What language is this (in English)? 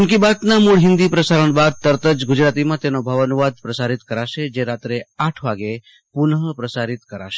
Gujarati